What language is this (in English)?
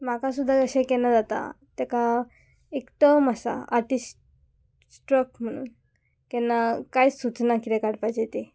Konkani